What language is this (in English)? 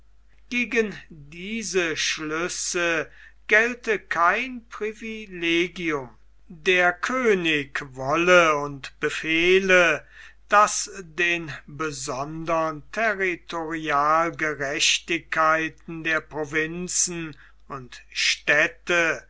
German